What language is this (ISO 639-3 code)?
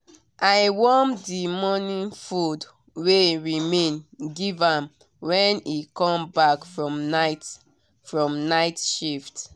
pcm